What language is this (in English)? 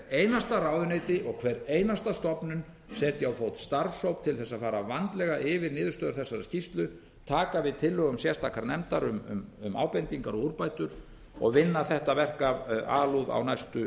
Icelandic